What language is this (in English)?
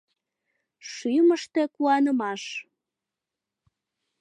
Mari